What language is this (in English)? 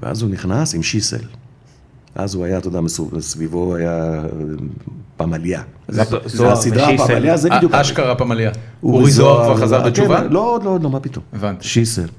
Hebrew